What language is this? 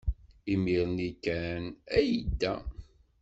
Kabyle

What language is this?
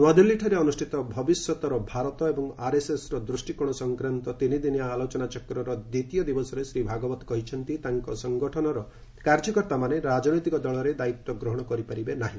Odia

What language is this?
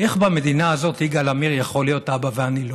Hebrew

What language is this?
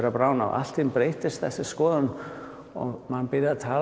Icelandic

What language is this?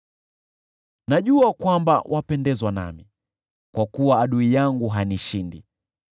Swahili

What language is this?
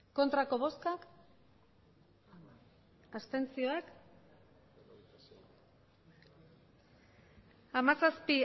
Basque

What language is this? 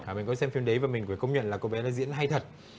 Vietnamese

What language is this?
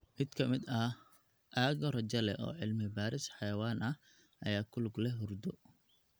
Somali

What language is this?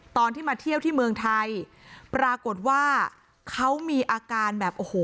Thai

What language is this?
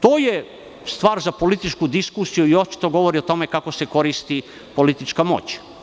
Serbian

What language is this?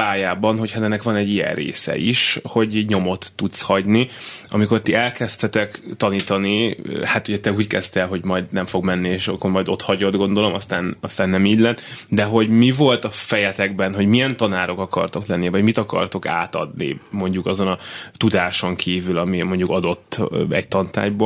Hungarian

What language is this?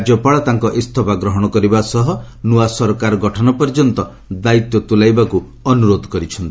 Odia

